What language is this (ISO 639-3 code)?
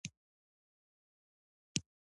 pus